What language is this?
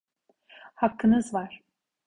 Turkish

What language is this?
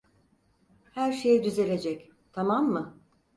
Turkish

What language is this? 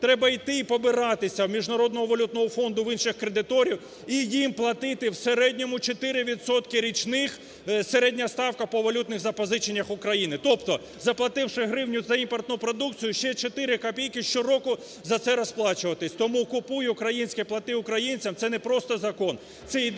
Ukrainian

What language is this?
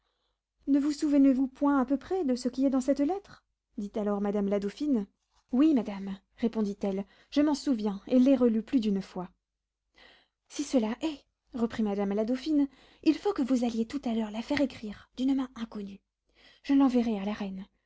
French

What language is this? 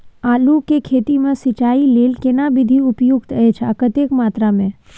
Maithili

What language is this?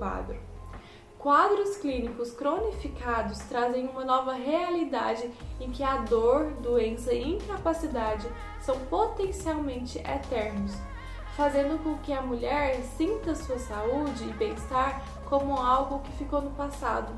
Portuguese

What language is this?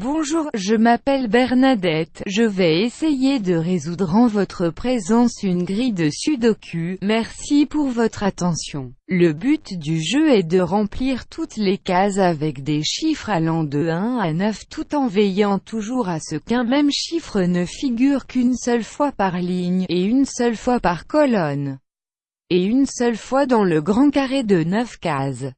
French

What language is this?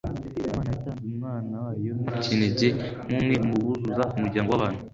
Kinyarwanda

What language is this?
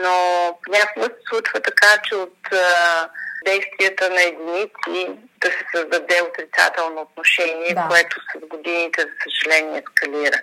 Bulgarian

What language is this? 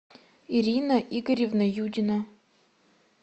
Russian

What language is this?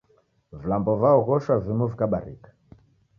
Taita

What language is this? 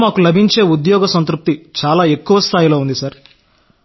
Telugu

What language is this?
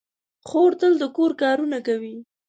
Pashto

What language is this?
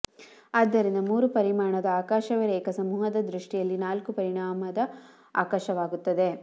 Kannada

